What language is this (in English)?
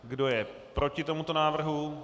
Czech